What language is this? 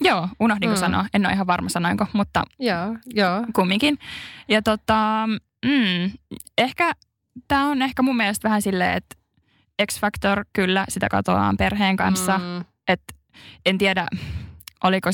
Finnish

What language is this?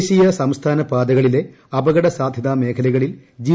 Malayalam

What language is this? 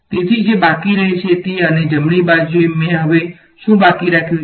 Gujarati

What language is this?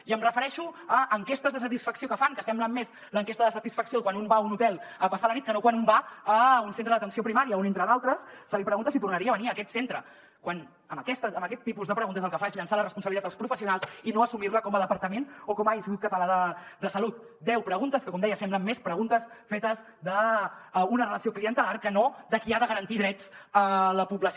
Catalan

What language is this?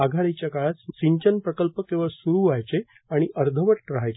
Marathi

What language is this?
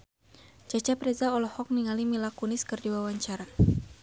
Sundanese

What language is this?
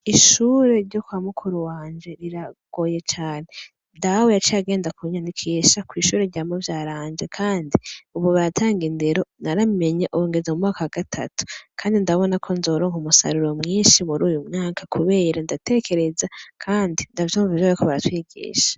Rundi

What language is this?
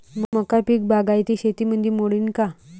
Marathi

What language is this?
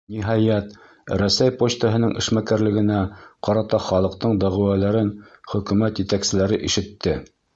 Bashkir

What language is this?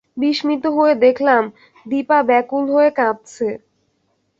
Bangla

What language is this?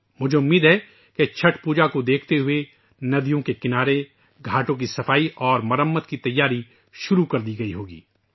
Urdu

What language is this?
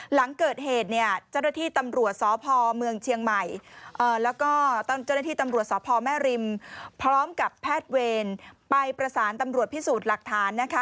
Thai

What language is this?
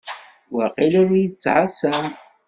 Kabyle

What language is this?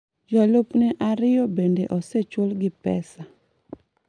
Luo (Kenya and Tanzania)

